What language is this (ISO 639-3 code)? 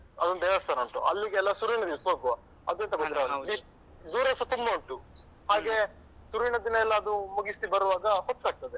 kan